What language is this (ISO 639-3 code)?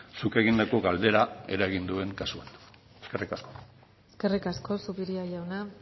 eus